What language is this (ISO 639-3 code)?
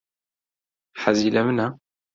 ckb